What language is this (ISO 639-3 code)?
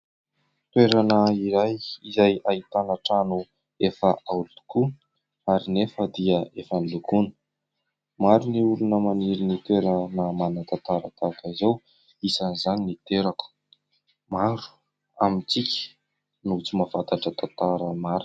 mlg